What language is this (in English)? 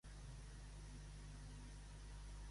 Catalan